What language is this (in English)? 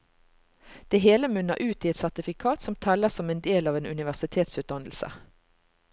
Norwegian